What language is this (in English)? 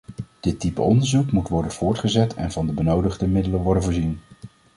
Dutch